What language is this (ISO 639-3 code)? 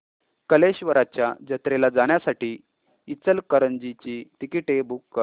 mar